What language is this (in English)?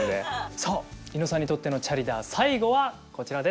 Japanese